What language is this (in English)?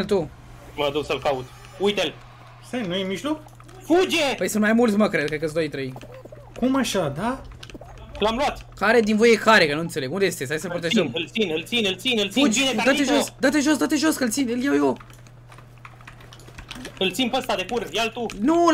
Romanian